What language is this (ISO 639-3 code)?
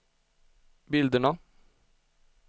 swe